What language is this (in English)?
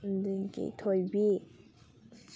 Manipuri